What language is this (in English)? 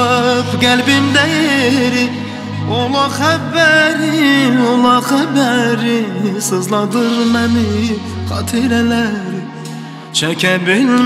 Turkish